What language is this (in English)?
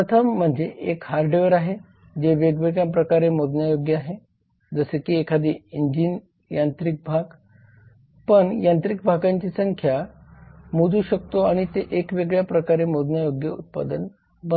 Marathi